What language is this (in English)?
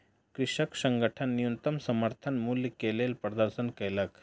Maithili